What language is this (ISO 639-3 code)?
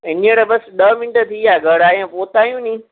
snd